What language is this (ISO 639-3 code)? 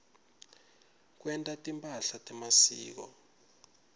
ssw